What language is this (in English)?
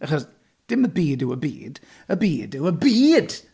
Welsh